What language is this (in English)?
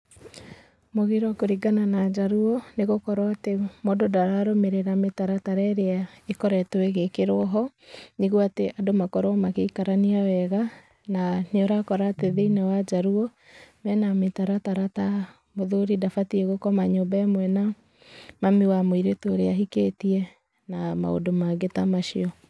Kikuyu